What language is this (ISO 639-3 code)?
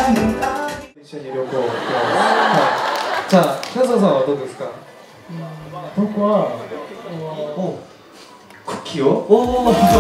pol